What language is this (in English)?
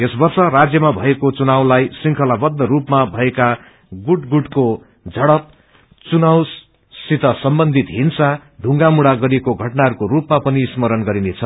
Nepali